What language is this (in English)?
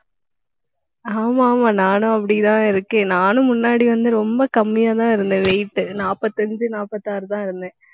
Tamil